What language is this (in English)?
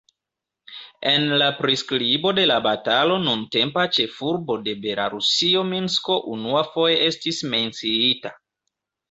Esperanto